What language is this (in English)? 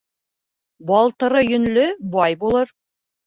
Bashkir